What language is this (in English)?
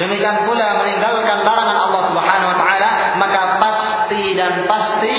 Malay